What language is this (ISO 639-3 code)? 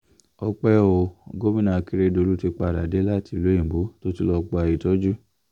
yor